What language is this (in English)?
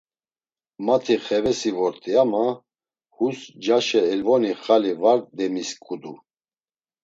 Laz